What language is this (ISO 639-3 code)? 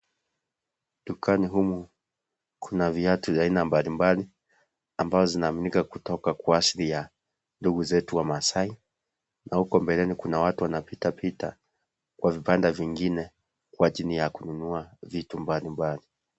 swa